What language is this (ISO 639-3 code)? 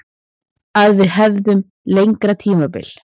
isl